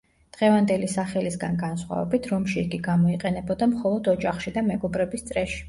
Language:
Georgian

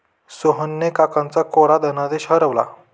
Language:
Marathi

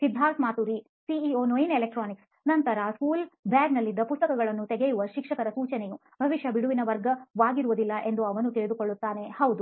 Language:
Kannada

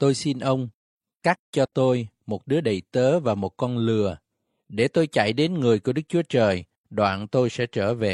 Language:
Vietnamese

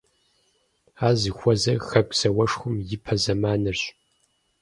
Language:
Kabardian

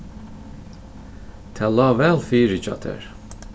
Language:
Faroese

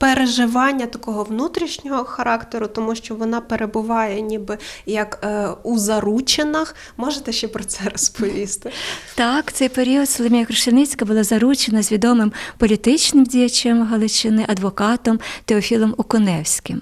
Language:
Ukrainian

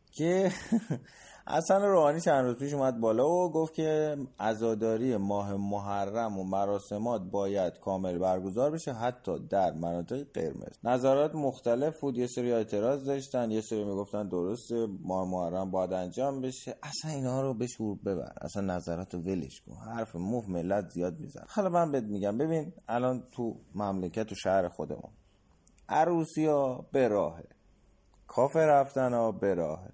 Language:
Persian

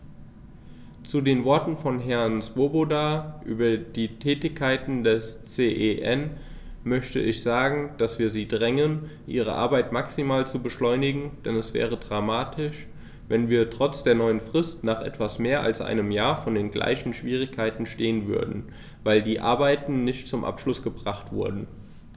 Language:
German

